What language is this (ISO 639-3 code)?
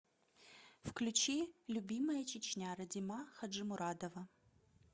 rus